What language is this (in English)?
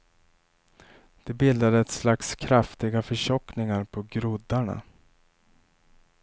Swedish